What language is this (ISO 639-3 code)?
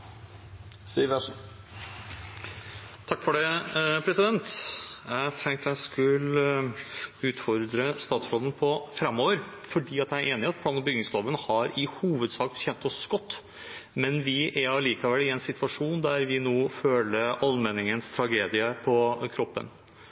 nor